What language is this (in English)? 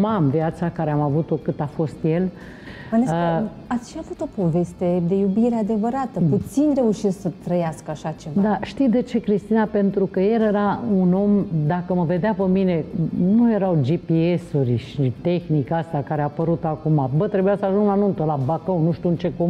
Romanian